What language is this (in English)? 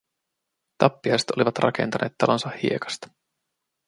Finnish